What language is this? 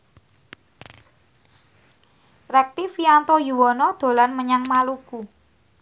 Javanese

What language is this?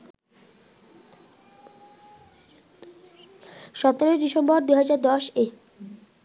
Bangla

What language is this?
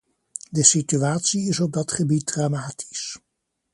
Dutch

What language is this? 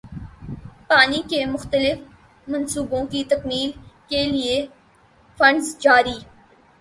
Urdu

